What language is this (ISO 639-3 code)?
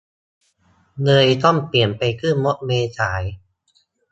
tha